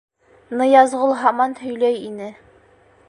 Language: Bashkir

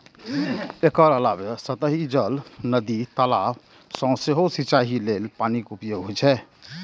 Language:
Maithili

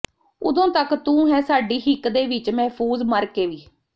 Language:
Punjabi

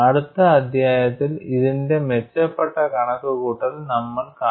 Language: Malayalam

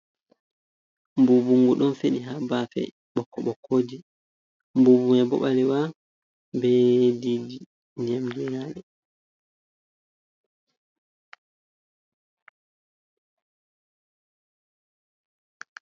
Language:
Fula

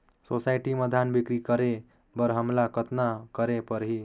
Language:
Chhattisgarhi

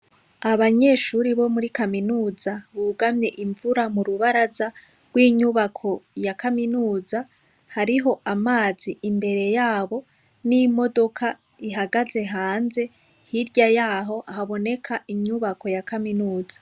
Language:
Rundi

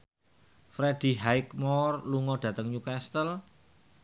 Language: Javanese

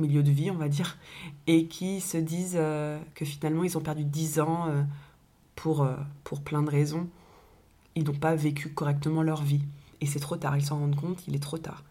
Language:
French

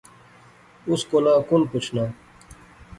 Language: Pahari-Potwari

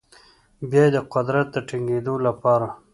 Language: Pashto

